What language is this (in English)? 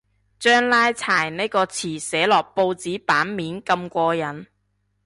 Cantonese